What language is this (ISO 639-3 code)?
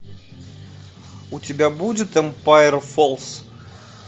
rus